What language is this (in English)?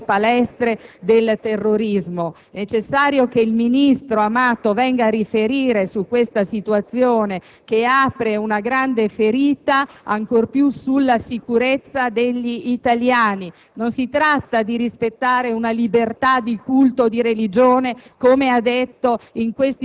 Italian